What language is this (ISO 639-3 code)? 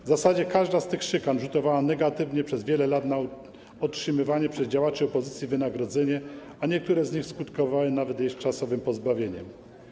pol